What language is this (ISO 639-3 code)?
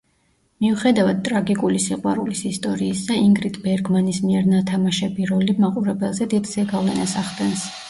kat